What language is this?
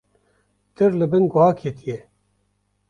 Kurdish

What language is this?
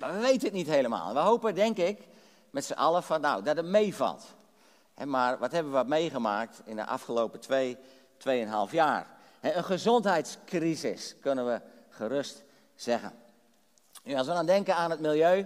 Dutch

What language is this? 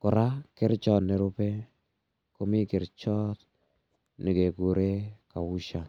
Kalenjin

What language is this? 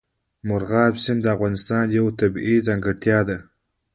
Pashto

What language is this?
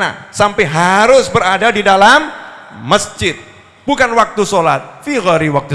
Indonesian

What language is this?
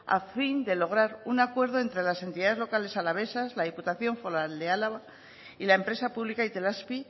Spanish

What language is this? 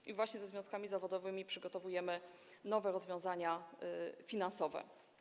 Polish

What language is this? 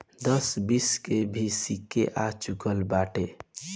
Bhojpuri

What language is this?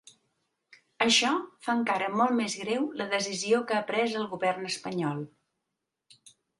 Catalan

